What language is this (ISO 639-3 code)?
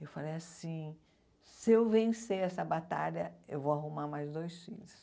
por